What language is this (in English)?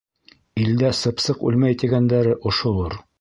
Bashkir